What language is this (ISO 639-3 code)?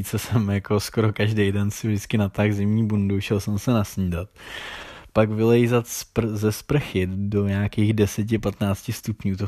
ces